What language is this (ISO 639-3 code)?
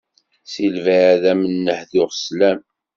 kab